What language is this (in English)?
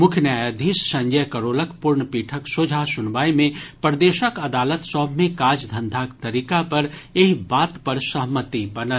Maithili